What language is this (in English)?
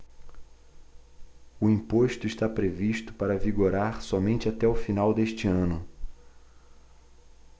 Portuguese